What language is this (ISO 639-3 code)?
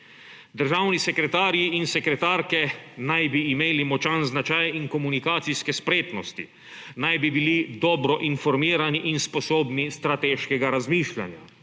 slv